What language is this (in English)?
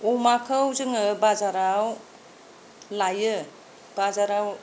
Bodo